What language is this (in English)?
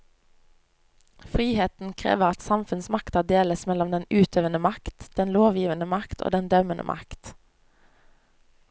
Norwegian